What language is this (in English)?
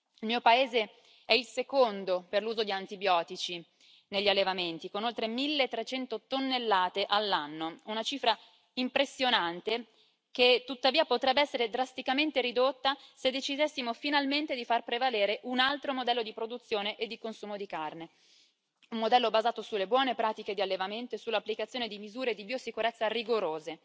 Italian